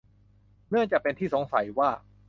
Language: Thai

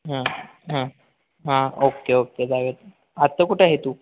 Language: Marathi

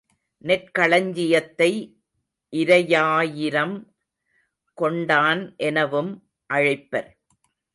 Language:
Tamil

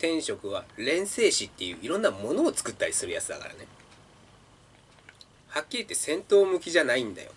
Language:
Japanese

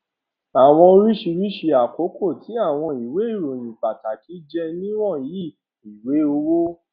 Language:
Yoruba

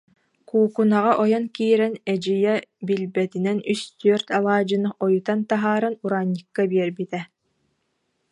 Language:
Yakut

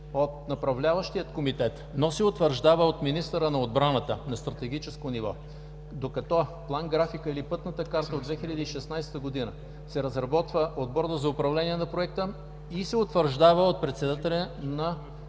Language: Bulgarian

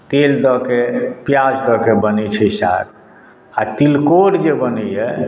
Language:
Maithili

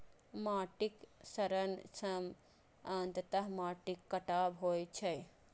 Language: Maithili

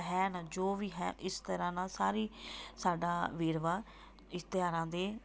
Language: Punjabi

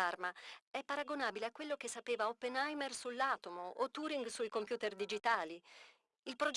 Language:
Italian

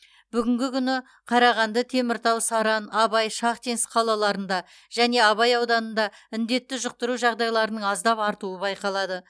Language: Kazakh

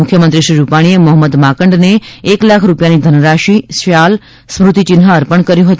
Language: Gujarati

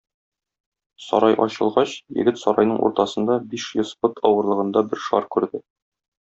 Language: Tatar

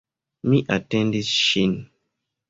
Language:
Esperanto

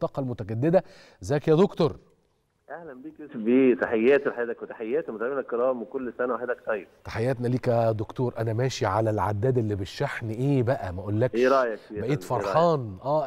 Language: Arabic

